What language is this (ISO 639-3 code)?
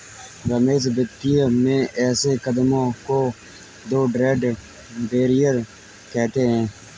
hin